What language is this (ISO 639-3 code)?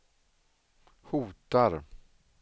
swe